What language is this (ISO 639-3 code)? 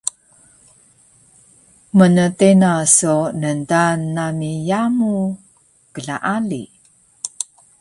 trv